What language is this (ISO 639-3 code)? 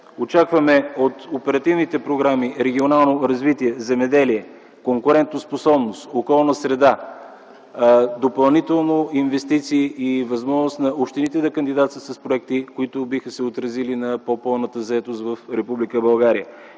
bul